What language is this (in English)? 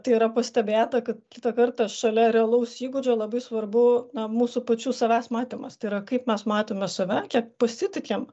Lithuanian